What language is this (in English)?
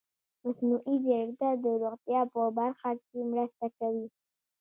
Pashto